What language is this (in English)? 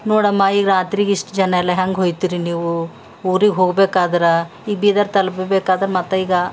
Kannada